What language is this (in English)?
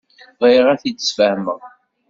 Kabyle